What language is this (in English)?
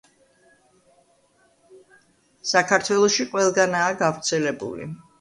Georgian